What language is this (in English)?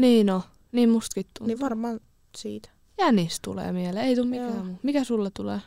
Finnish